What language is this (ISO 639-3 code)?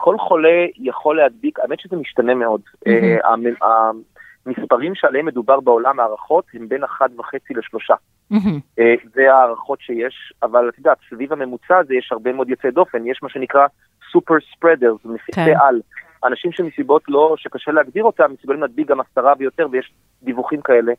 heb